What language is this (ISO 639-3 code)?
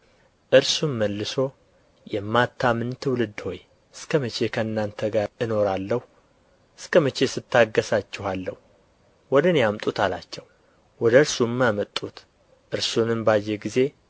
amh